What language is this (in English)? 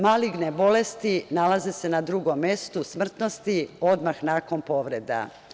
Serbian